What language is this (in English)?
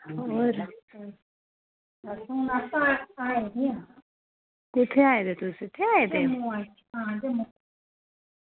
Dogri